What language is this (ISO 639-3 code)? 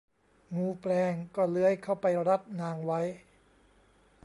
tha